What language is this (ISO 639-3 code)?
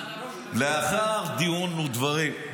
heb